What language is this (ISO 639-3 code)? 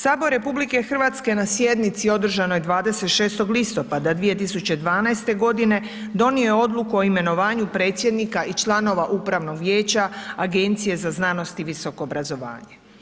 hrv